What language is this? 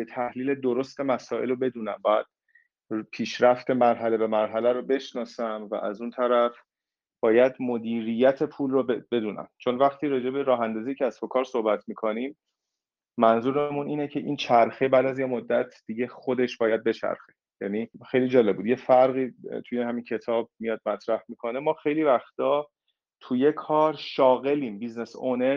Persian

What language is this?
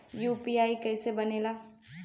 Bhojpuri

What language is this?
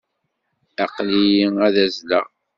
Kabyle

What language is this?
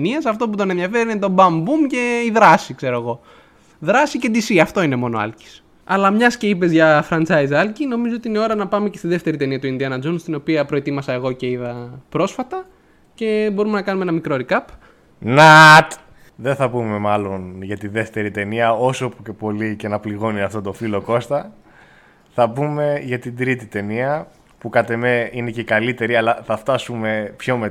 Greek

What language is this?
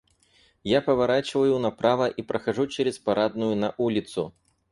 Russian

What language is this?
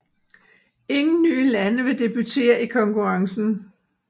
Danish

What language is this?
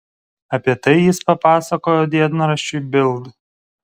Lithuanian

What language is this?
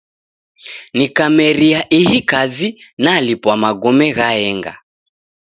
Taita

